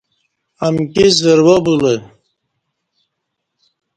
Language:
Kati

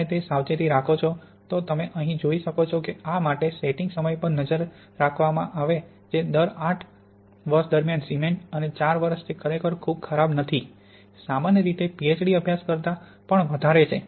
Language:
Gujarati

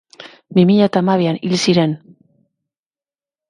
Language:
Basque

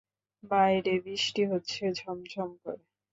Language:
Bangla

